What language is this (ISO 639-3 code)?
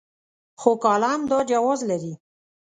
pus